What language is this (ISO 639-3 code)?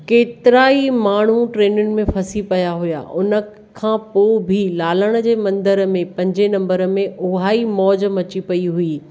snd